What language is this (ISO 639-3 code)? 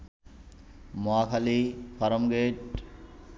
ben